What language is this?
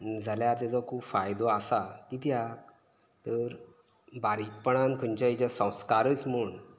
Konkani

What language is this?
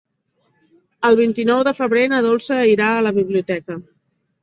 Catalan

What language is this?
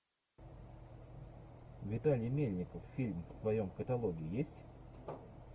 Russian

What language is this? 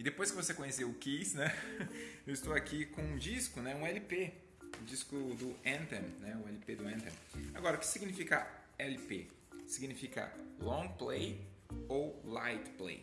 Portuguese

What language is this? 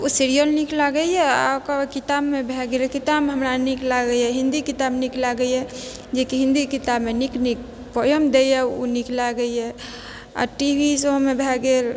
Maithili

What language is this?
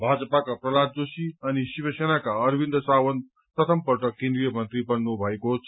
Nepali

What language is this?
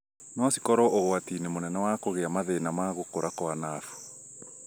Kikuyu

